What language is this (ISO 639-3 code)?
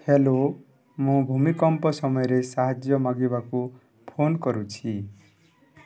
ori